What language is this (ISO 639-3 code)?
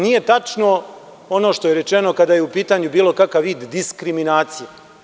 srp